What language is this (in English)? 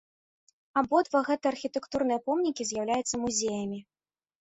Belarusian